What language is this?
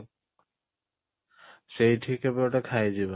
Odia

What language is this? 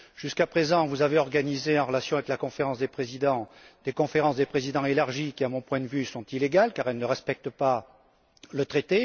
French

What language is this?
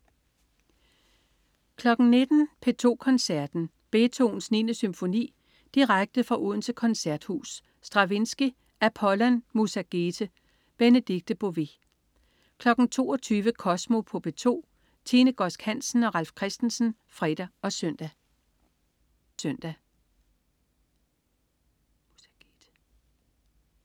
Danish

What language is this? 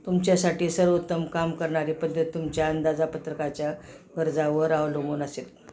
Marathi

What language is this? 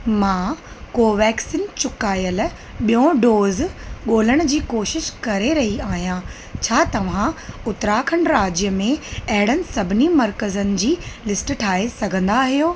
Sindhi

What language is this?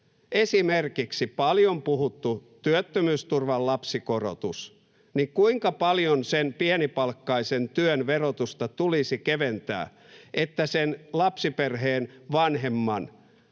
Finnish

